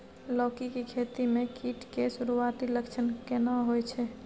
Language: Maithili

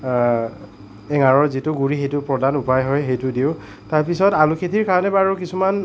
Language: Assamese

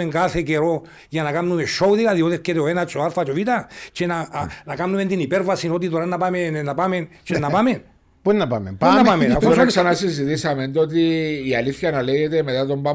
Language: Greek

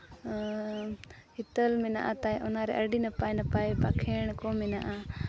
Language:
Santali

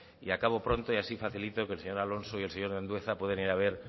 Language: Spanish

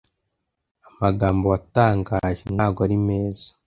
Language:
Kinyarwanda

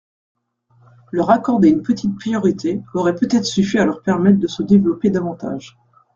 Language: French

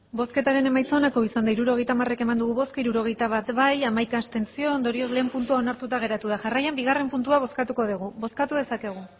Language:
Basque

